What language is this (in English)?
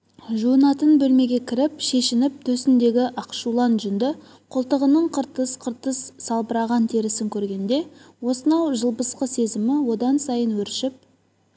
Kazakh